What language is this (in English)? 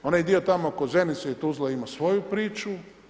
Croatian